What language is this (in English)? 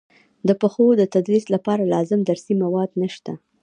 Pashto